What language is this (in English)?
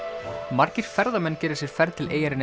Icelandic